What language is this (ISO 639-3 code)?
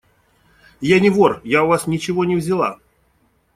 rus